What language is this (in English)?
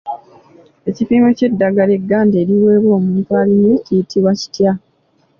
Ganda